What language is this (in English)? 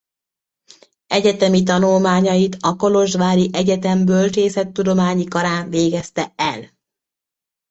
Hungarian